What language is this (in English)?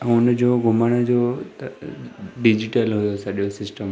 Sindhi